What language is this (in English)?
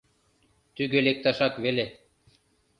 Mari